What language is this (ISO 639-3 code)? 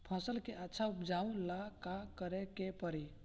bho